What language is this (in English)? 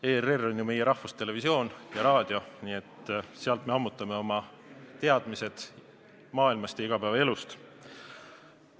Estonian